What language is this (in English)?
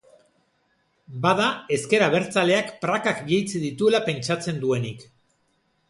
Basque